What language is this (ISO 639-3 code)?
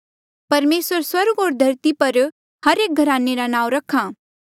mjl